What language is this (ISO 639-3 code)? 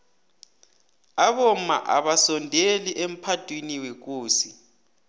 nbl